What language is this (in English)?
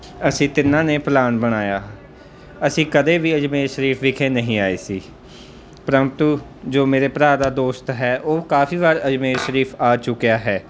Punjabi